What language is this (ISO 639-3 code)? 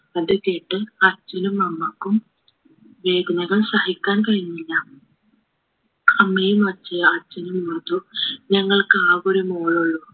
mal